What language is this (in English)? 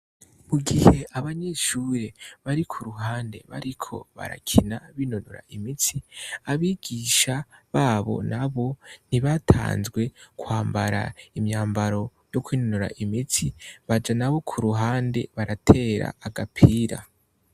Rundi